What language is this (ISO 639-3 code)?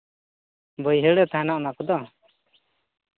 sat